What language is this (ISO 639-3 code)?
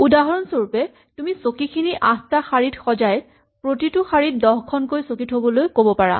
asm